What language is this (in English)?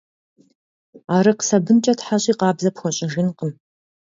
Kabardian